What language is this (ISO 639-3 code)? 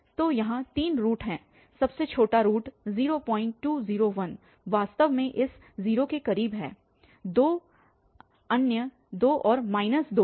hin